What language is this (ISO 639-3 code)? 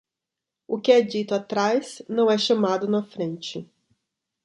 por